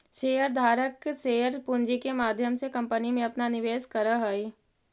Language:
Magahi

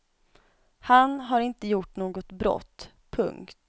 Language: Swedish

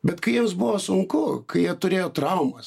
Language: Lithuanian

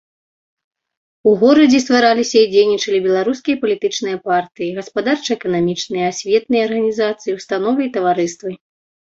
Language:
Belarusian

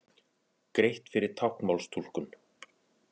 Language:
Icelandic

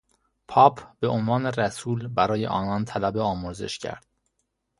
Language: Persian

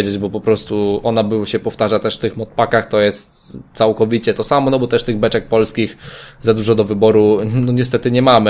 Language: Polish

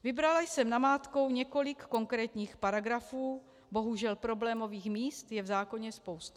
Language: Czech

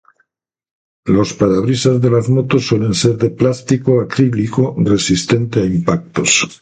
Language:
Spanish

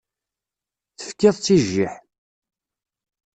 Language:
Kabyle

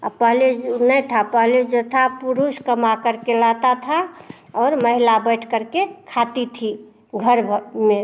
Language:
Hindi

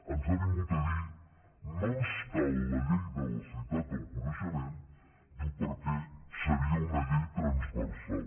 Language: Catalan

